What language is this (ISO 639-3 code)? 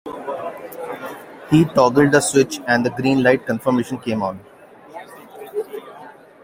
eng